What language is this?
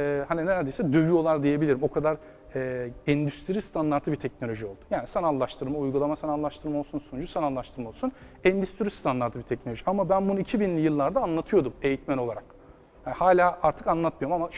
Turkish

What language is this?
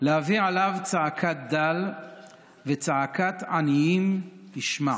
Hebrew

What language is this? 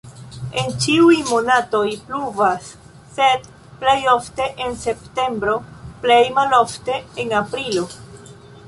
Esperanto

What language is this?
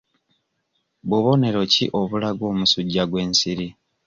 Ganda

